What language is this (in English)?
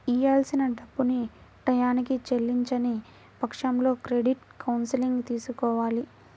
Telugu